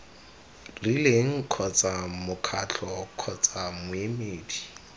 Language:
Tswana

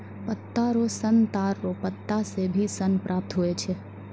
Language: Maithili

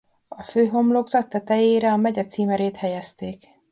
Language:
Hungarian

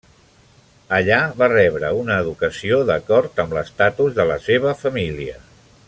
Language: Catalan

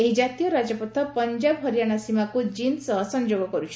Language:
Odia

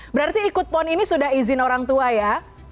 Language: Indonesian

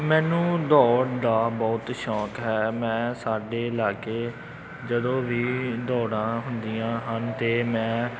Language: Punjabi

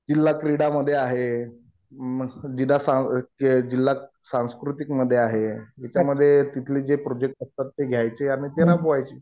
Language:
Marathi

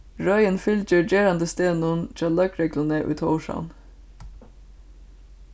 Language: Faroese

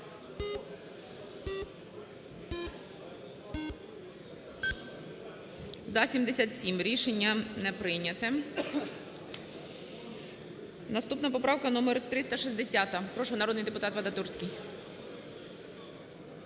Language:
Ukrainian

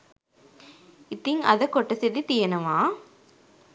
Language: Sinhala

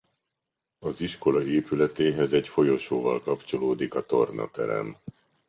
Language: Hungarian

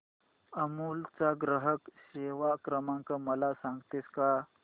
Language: Marathi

